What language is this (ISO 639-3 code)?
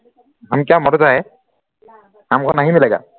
asm